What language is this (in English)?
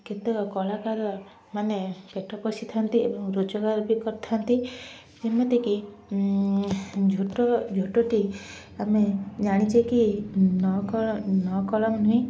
Odia